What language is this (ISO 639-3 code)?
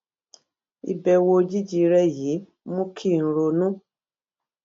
yor